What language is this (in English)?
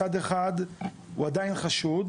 Hebrew